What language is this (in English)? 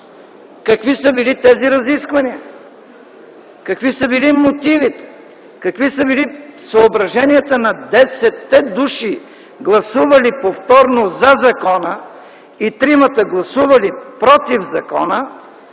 Bulgarian